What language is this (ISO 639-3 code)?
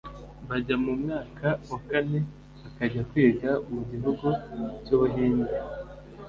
kin